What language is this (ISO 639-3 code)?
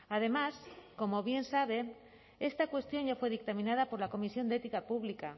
spa